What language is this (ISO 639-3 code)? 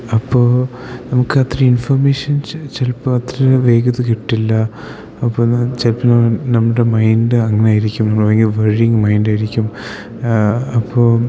mal